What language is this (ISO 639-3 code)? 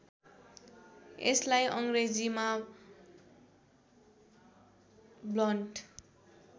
nep